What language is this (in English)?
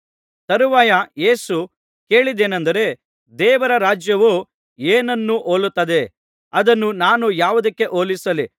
Kannada